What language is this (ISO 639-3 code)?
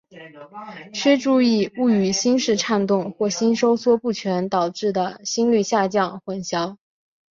zho